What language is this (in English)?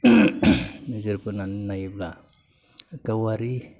Bodo